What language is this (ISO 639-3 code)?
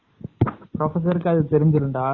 tam